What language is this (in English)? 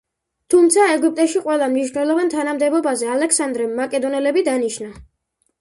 Georgian